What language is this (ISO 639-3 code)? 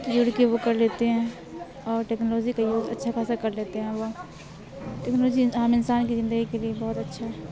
urd